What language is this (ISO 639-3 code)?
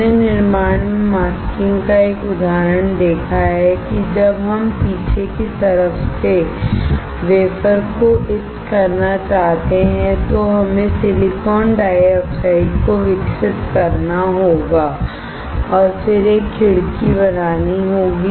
hin